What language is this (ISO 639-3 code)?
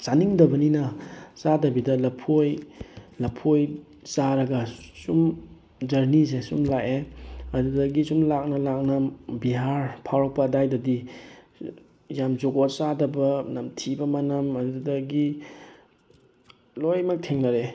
mni